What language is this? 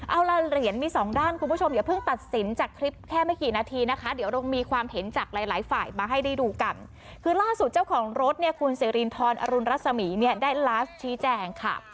Thai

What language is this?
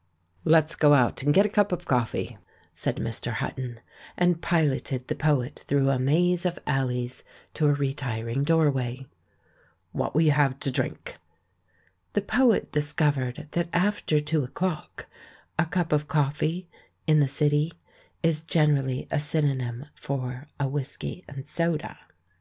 English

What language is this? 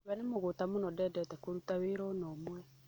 Kikuyu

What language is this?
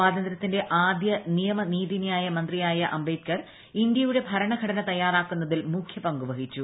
Malayalam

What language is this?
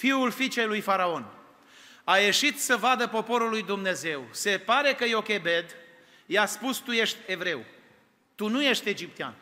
Romanian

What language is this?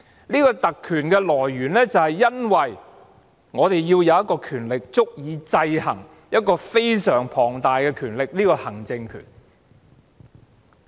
Cantonese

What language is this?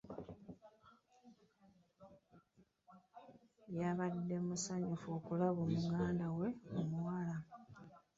Ganda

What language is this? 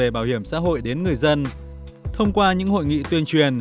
Vietnamese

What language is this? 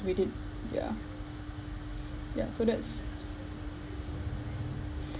English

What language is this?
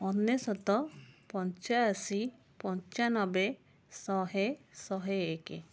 Odia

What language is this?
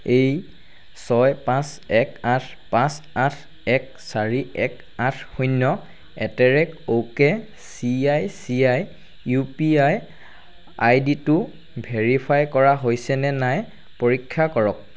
Assamese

